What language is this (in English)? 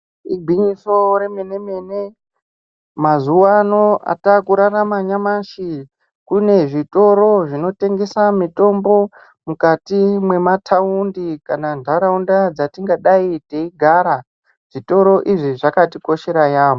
Ndau